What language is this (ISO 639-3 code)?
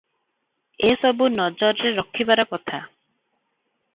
ori